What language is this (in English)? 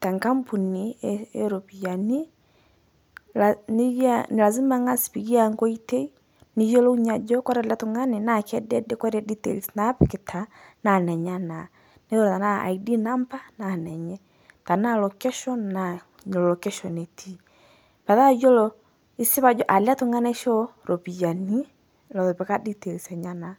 Masai